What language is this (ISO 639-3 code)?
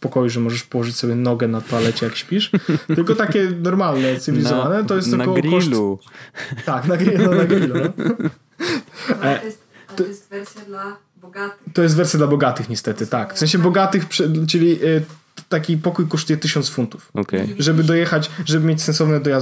pol